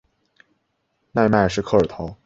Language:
Chinese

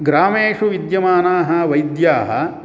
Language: Sanskrit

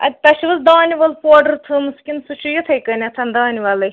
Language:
Kashmiri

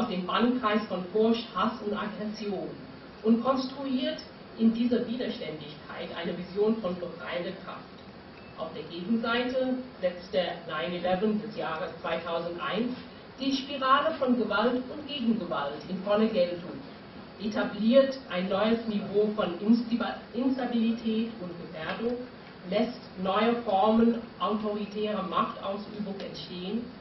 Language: German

